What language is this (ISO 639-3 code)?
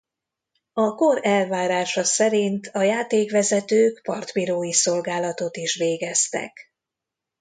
hun